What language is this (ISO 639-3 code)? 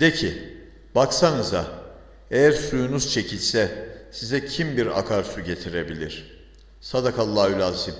tur